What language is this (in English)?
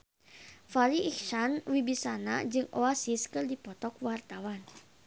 Sundanese